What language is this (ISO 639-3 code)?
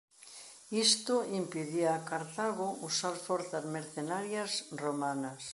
glg